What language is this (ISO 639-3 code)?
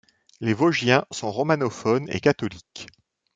fra